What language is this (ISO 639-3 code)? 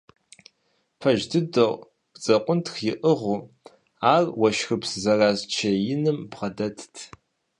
kbd